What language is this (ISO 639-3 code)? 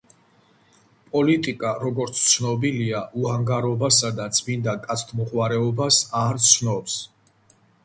kat